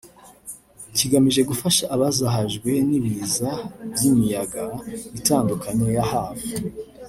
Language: Kinyarwanda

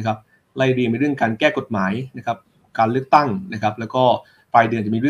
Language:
Thai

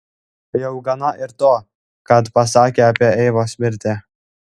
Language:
Lithuanian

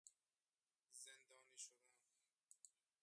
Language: Persian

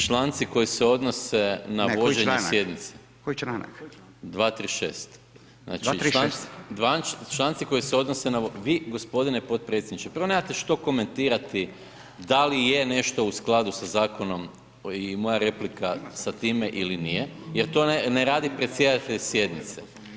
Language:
Croatian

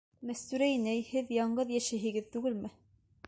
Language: Bashkir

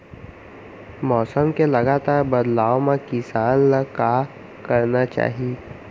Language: Chhattisgarhi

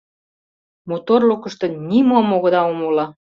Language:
Mari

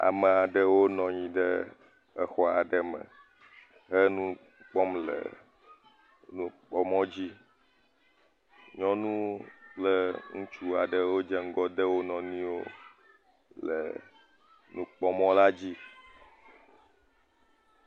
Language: Ewe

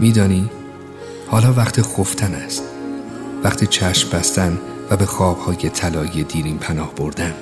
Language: Persian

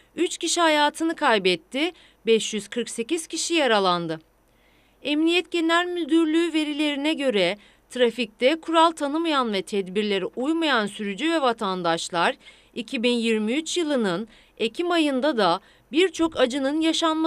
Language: Turkish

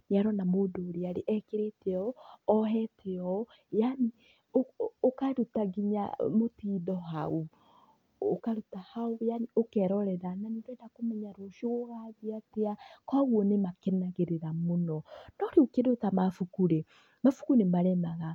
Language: Kikuyu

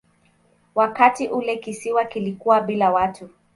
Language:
Swahili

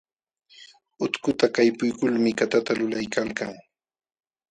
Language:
Jauja Wanca Quechua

